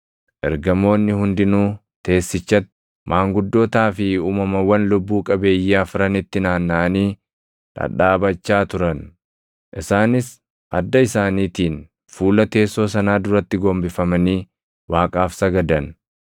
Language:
Oromo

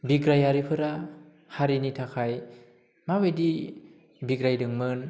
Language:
Bodo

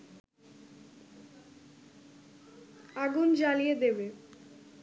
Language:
Bangla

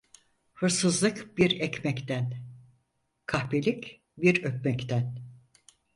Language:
Turkish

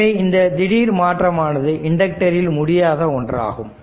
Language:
Tamil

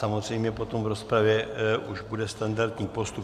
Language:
Czech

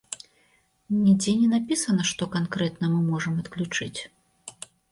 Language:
Belarusian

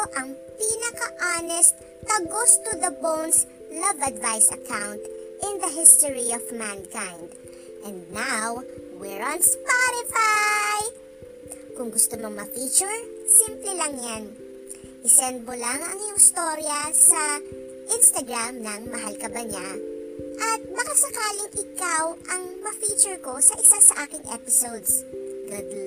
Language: Filipino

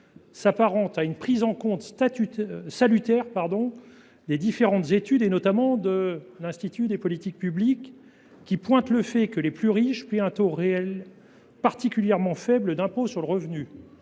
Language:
French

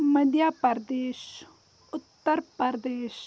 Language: Kashmiri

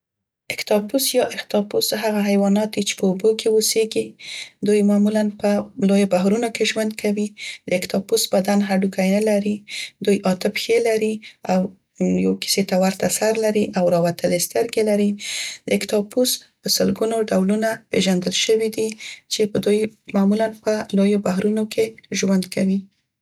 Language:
Central Pashto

